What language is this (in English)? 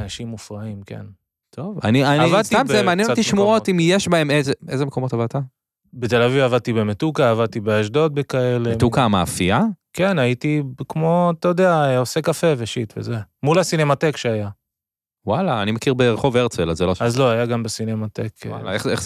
Hebrew